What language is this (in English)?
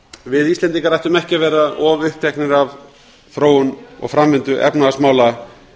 Icelandic